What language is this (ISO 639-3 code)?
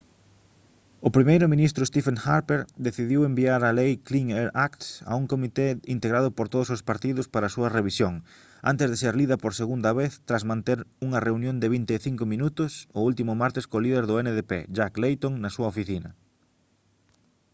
glg